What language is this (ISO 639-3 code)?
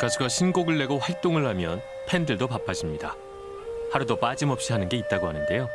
kor